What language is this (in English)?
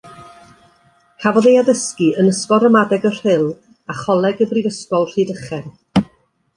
Welsh